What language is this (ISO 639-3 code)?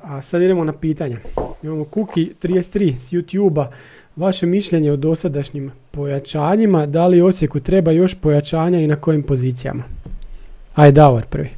hrv